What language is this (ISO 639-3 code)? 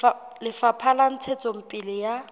sot